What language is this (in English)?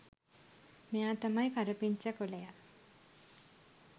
Sinhala